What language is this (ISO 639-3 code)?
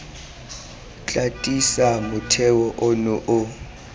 tsn